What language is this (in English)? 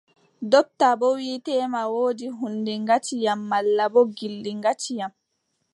Adamawa Fulfulde